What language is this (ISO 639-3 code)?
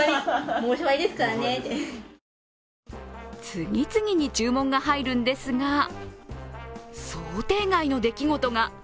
jpn